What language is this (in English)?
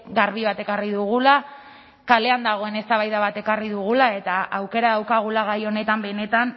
Basque